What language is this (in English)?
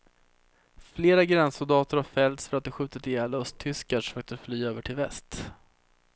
Swedish